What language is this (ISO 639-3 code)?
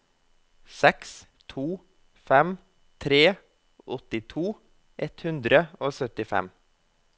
nor